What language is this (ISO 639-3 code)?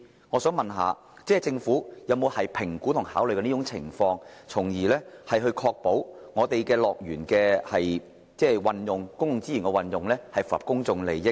yue